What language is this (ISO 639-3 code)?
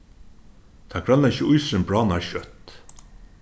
fao